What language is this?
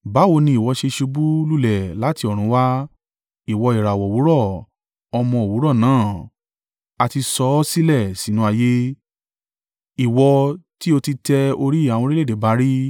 Yoruba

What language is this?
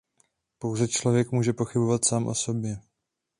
Czech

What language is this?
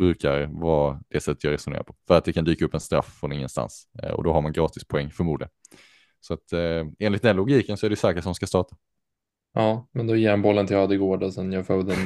Swedish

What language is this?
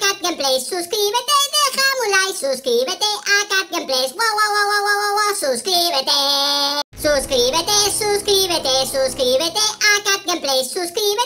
Thai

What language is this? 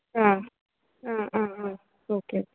Malayalam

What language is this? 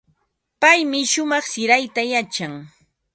Ambo-Pasco Quechua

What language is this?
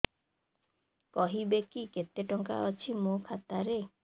Odia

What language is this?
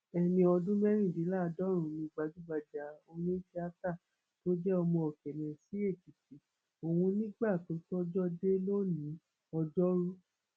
Yoruba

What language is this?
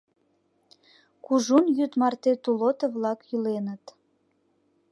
Mari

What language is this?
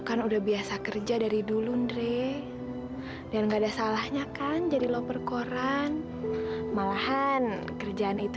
Indonesian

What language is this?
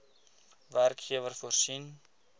Afrikaans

